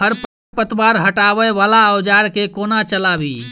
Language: Maithili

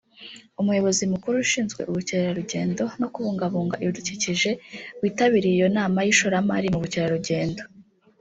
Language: Kinyarwanda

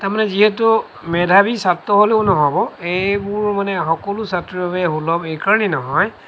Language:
Assamese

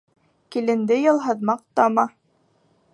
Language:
Bashkir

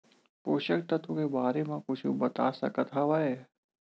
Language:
Chhattisgarhi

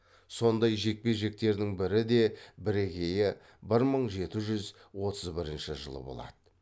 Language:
Kazakh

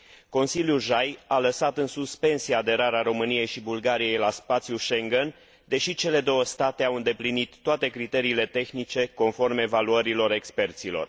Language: Romanian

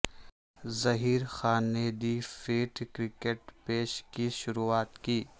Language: Urdu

